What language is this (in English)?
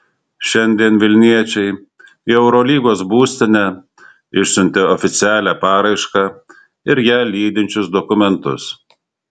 Lithuanian